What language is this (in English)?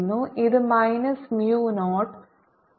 Malayalam